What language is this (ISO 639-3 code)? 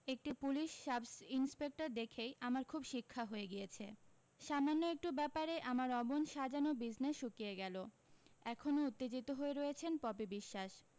ben